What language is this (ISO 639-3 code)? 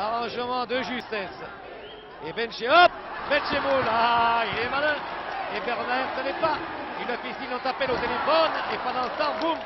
fra